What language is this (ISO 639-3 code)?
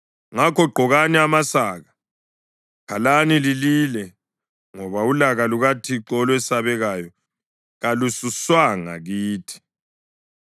nde